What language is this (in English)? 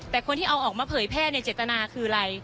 Thai